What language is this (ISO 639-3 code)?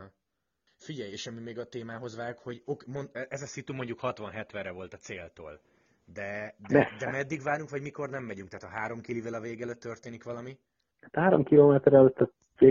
hun